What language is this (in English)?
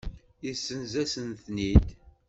Kabyle